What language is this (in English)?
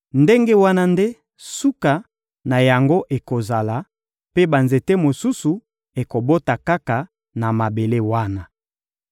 Lingala